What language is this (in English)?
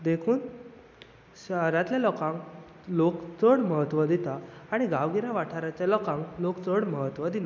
Konkani